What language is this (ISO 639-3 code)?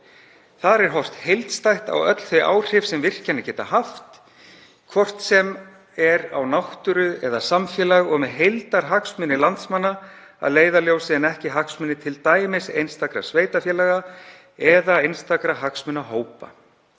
isl